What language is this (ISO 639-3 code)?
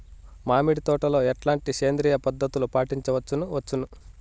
tel